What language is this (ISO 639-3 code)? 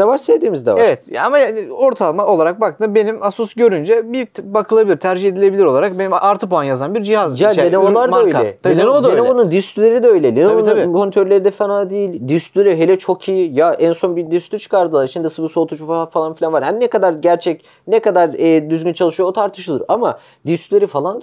tur